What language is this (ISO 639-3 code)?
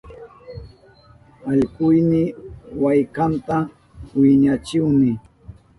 qup